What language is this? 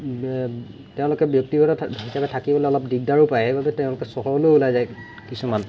Assamese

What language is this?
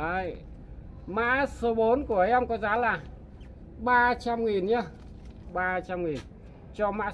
Vietnamese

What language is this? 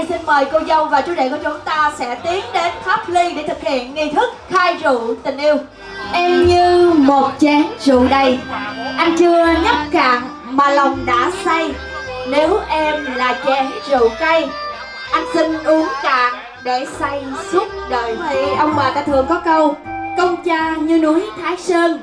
Vietnamese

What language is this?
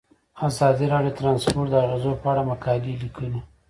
Pashto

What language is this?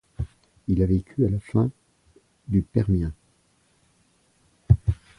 French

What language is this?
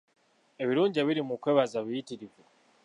Ganda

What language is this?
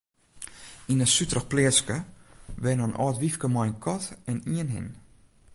Western Frisian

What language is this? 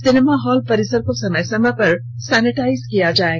Hindi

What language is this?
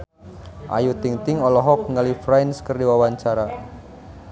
Sundanese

